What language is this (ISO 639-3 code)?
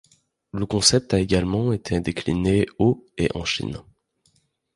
fra